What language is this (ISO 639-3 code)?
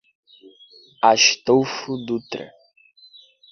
por